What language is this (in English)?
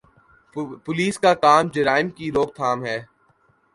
Urdu